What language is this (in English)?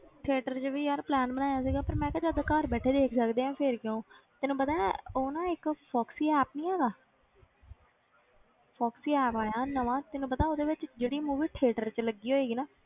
Punjabi